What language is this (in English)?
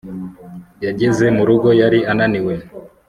Kinyarwanda